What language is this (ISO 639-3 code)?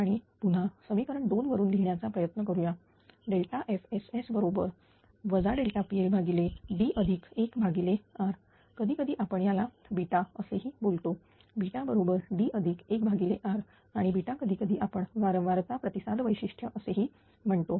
mar